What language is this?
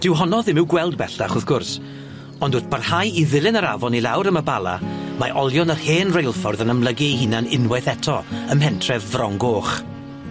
Welsh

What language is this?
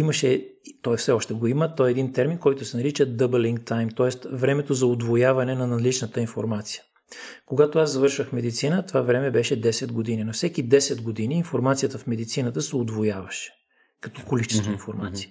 Bulgarian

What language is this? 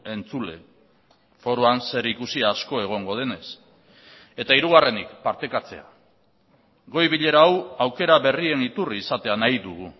Basque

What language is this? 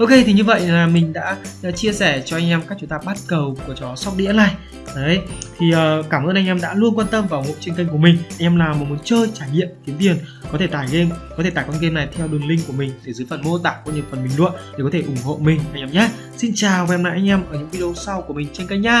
Vietnamese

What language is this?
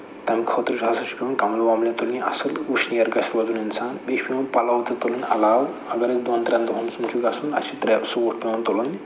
Kashmiri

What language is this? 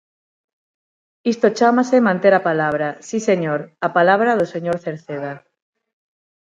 Galician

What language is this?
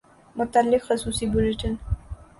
Urdu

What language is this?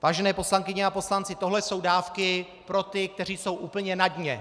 Czech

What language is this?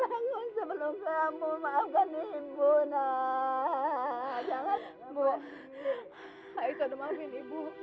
Indonesian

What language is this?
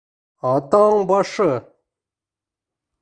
Bashkir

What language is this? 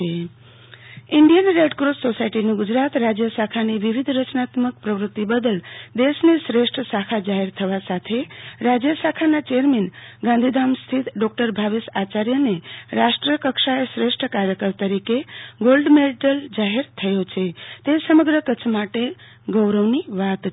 Gujarati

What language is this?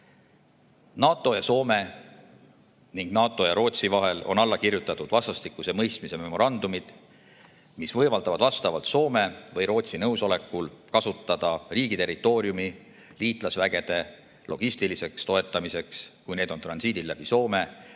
Estonian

